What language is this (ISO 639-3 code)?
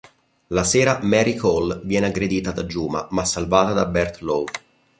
ita